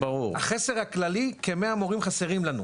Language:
Hebrew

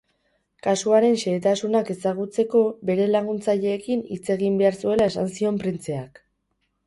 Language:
Basque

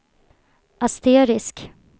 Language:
Swedish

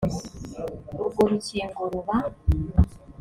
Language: Kinyarwanda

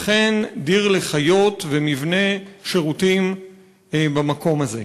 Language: Hebrew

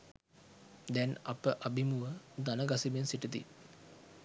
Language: Sinhala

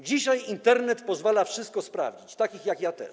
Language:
Polish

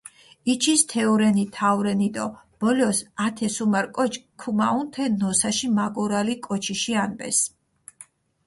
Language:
Mingrelian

